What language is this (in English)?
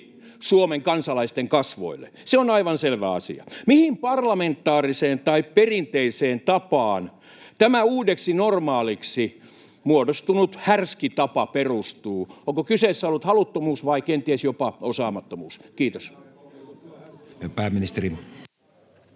Finnish